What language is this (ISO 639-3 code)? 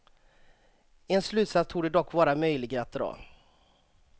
swe